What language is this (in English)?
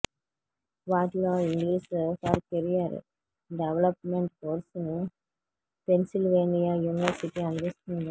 Telugu